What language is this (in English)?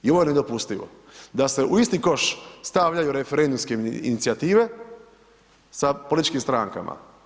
Croatian